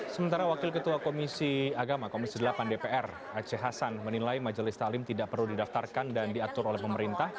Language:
Indonesian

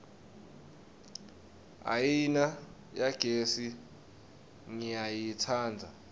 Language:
Swati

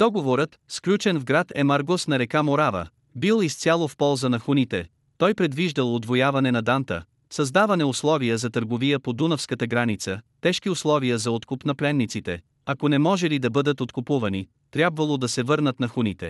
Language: Bulgarian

